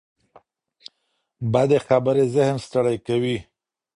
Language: Pashto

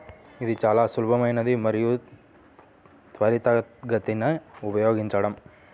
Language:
Telugu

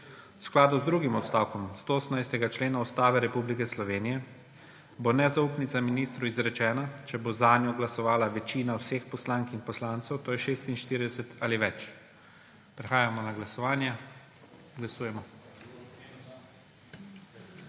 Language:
Slovenian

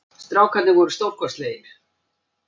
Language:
Icelandic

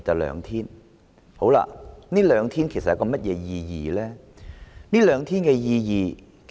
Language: Cantonese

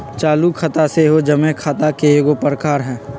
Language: Magahi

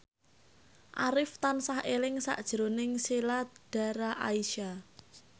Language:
Javanese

